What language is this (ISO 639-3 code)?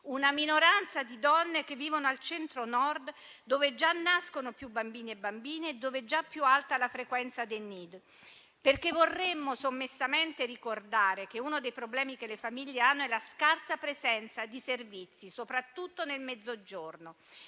ita